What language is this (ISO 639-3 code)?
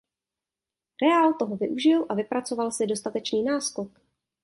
ces